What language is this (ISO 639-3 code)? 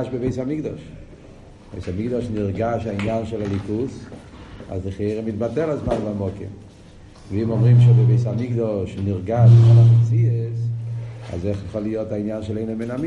heb